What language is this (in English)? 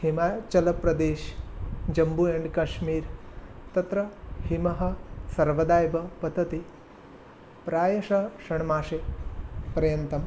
Sanskrit